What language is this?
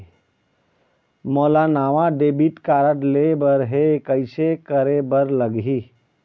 Chhattisgarhi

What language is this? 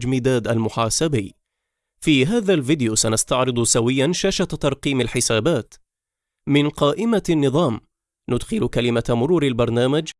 Arabic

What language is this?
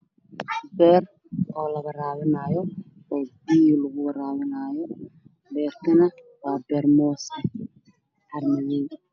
Somali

